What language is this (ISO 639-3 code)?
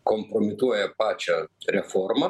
lit